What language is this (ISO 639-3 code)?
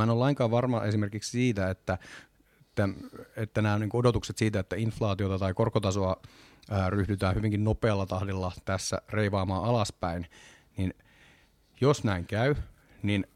fin